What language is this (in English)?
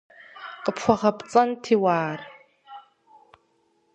Kabardian